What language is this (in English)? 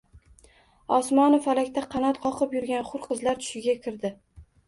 Uzbek